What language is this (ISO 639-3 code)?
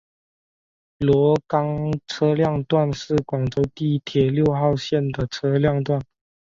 zho